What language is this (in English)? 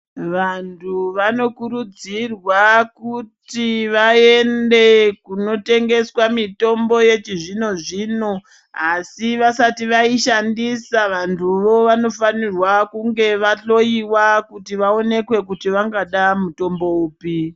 Ndau